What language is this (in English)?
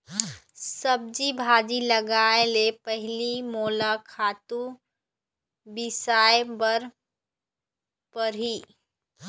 Chhattisgarhi